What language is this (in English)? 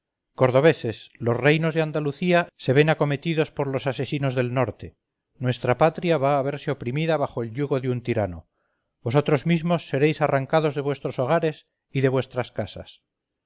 Spanish